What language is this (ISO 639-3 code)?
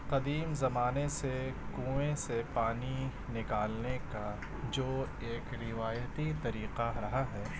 urd